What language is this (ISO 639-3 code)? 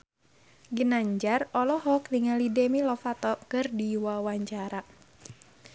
sun